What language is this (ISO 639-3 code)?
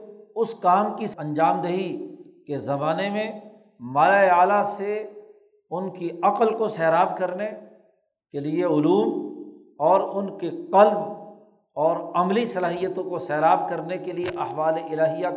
urd